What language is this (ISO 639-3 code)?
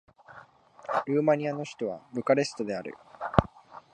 jpn